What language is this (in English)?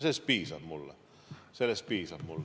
Estonian